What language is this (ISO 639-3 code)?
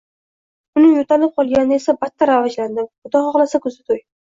uzb